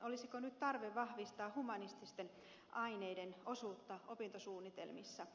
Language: Finnish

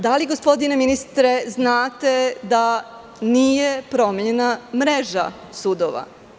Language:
Serbian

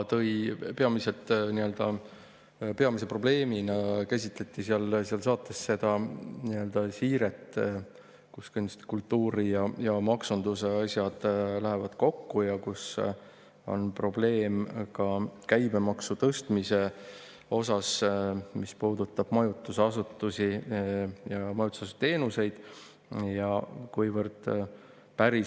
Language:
Estonian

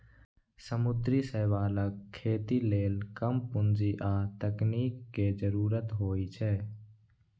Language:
Maithili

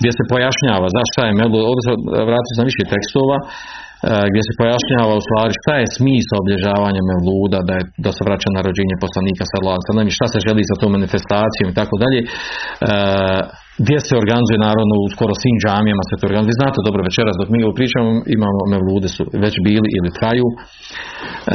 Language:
Croatian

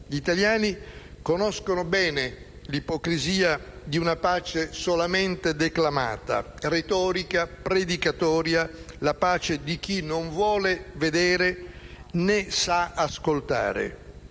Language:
Italian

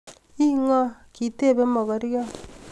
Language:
Kalenjin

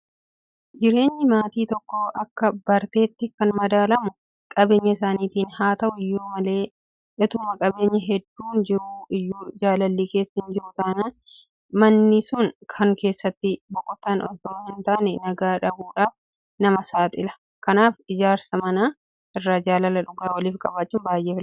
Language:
Oromo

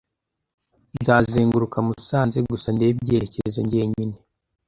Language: Kinyarwanda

